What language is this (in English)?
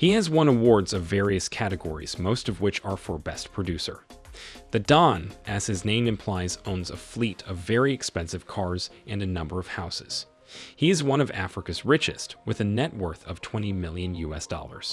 English